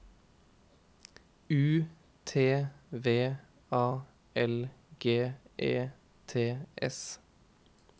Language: Norwegian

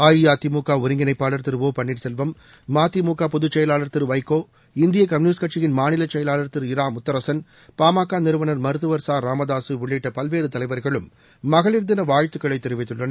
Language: Tamil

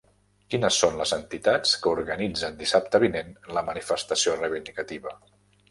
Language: Catalan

